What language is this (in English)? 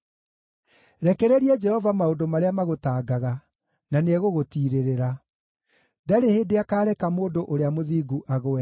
Kikuyu